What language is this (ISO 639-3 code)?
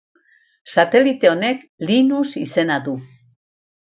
eus